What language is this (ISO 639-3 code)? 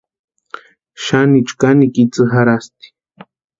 pua